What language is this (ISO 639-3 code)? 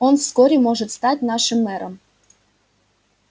rus